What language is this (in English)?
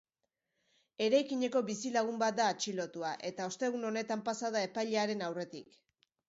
Basque